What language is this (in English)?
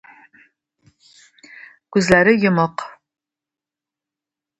Tatar